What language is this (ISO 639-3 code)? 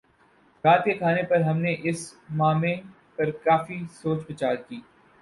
urd